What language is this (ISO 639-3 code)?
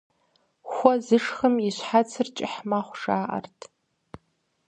kbd